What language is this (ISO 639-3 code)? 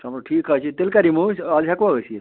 kas